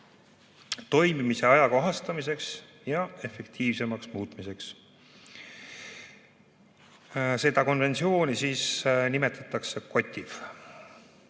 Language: Estonian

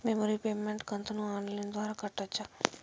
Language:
Telugu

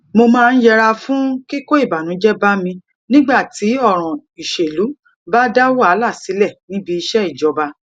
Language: Yoruba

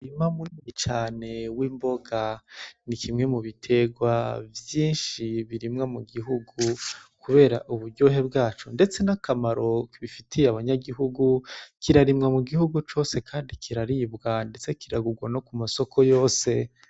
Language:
Rundi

